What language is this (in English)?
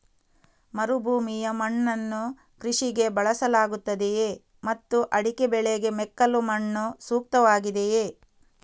Kannada